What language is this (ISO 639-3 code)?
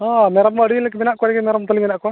sat